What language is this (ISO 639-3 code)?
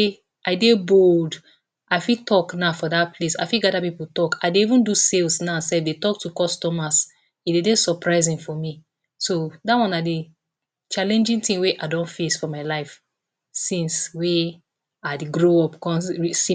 pcm